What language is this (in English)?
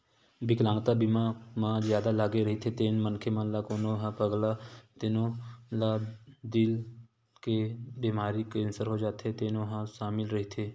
Chhattisgarhi